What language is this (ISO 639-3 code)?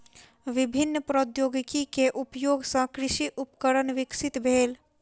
mai